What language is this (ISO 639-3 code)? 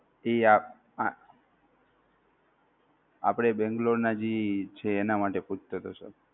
guj